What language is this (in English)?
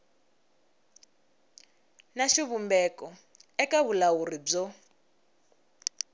Tsonga